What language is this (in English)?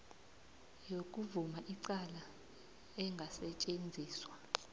South Ndebele